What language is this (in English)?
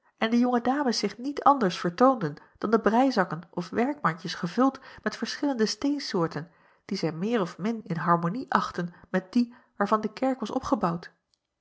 Dutch